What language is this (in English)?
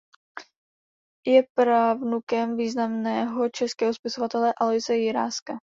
Czech